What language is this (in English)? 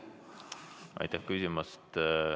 Estonian